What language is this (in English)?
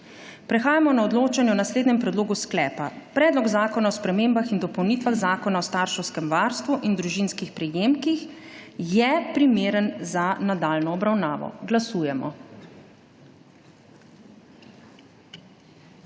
Slovenian